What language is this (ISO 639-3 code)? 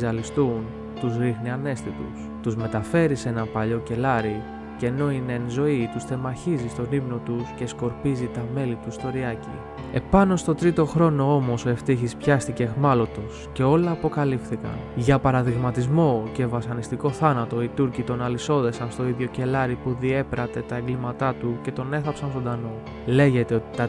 ell